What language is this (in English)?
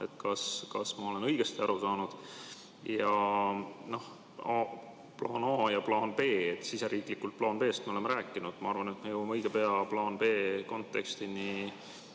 Estonian